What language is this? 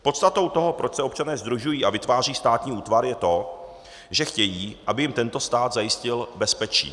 Czech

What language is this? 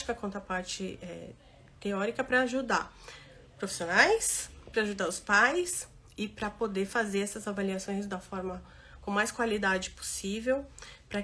Portuguese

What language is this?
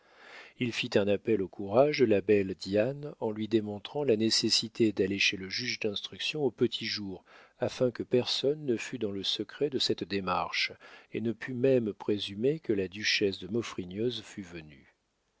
French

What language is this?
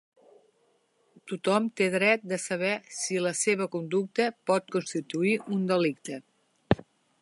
Catalan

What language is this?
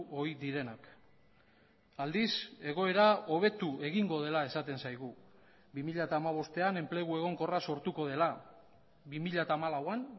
Basque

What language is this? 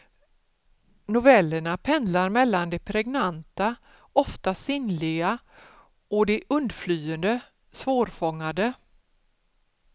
Swedish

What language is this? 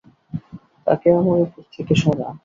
Bangla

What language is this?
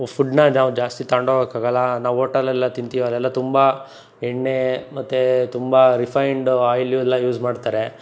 Kannada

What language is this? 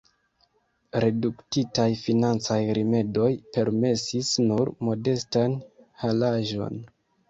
Esperanto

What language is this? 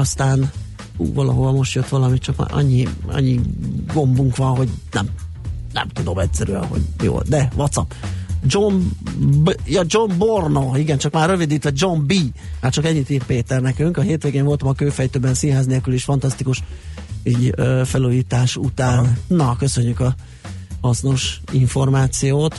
Hungarian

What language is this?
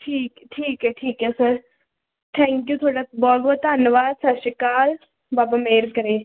Punjabi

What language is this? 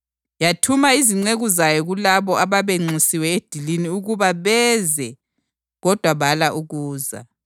North Ndebele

